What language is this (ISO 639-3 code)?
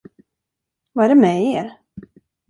swe